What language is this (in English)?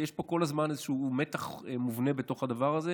Hebrew